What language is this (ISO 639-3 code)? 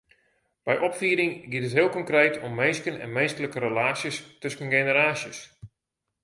fry